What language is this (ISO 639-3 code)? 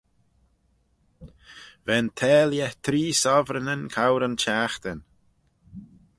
glv